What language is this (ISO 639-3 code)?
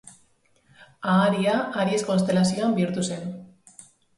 eus